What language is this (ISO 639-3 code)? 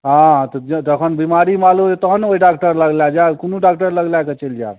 mai